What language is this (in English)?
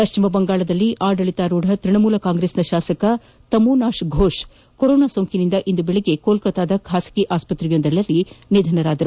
Kannada